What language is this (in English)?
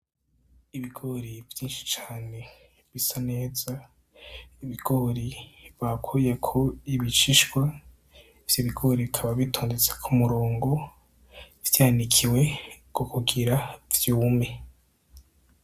Rundi